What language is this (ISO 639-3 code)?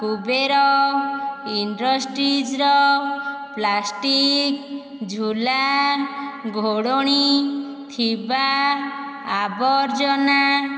ori